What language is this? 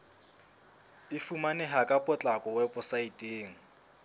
Southern Sotho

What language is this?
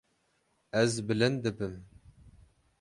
Kurdish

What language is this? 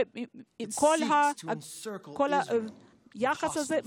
Hebrew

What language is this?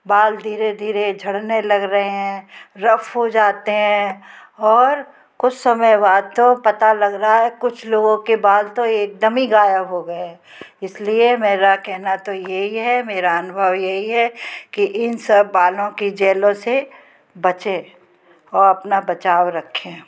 Hindi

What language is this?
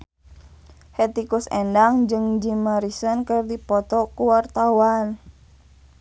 Sundanese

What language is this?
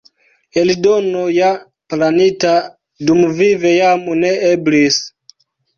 Esperanto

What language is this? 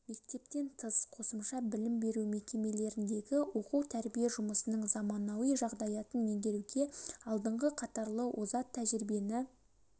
Kazakh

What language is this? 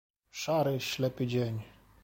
Polish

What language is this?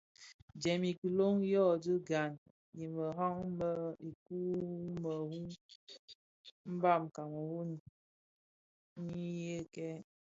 Bafia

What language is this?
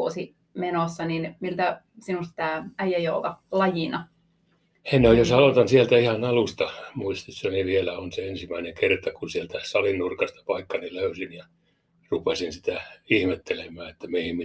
Finnish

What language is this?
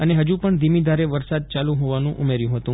Gujarati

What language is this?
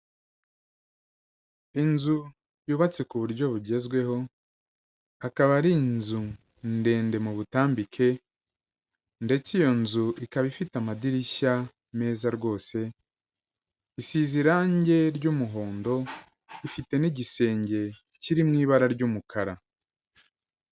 Kinyarwanda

